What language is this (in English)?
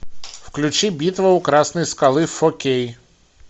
Russian